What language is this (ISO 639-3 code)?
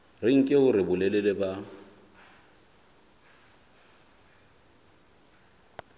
sot